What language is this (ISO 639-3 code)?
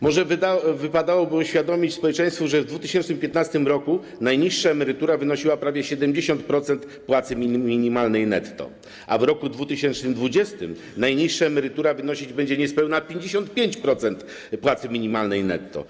pol